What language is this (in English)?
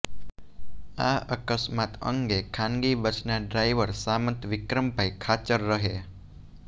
Gujarati